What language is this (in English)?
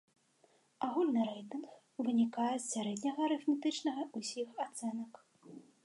Belarusian